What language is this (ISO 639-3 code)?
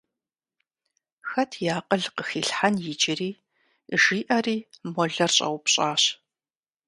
kbd